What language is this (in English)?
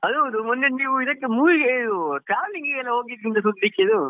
Kannada